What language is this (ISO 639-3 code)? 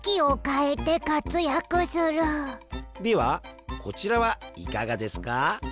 jpn